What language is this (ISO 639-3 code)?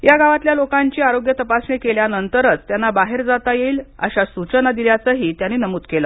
mar